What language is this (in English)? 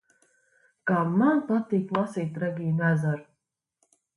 Latvian